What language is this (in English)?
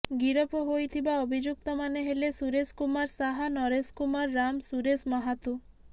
Odia